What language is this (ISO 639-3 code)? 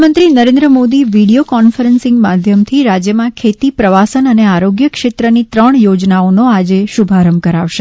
guj